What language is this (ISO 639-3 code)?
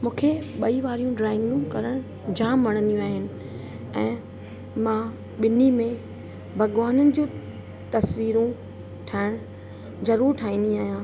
snd